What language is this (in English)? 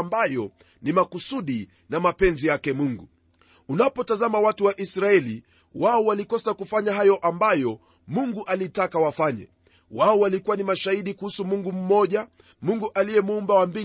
Swahili